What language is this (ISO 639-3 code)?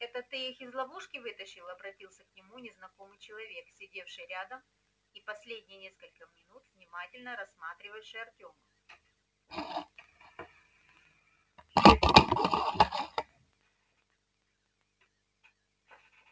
rus